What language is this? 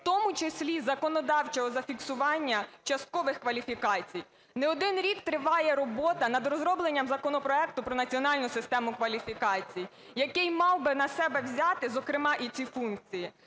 Ukrainian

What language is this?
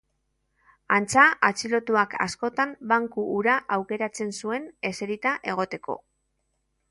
Basque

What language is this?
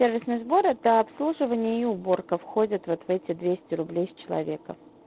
Russian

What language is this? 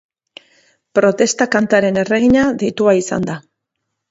Basque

